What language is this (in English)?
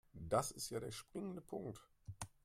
German